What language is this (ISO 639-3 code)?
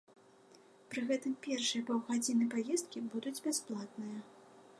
bel